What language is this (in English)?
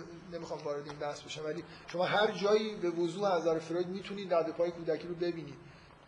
Persian